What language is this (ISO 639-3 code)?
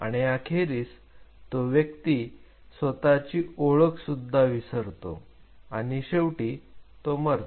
mar